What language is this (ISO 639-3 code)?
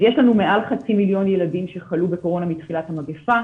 heb